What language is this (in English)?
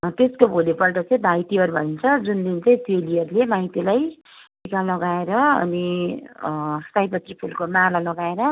Nepali